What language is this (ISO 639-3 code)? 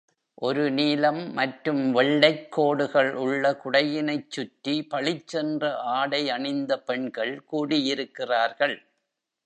tam